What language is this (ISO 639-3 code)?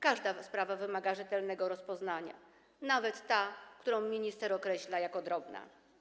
pol